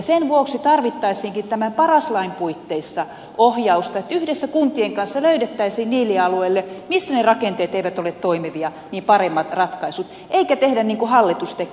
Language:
Finnish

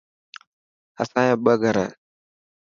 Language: Dhatki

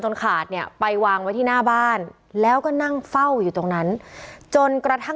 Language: Thai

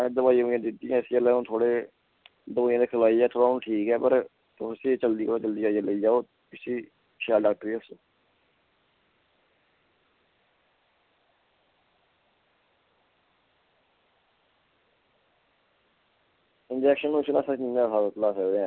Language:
Dogri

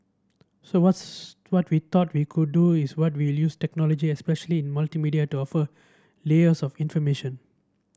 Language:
English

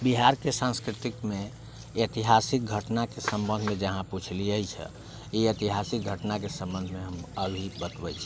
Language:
Maithili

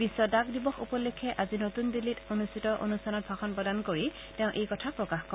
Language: Assamese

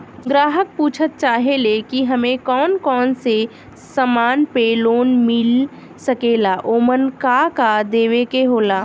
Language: Bhojpuri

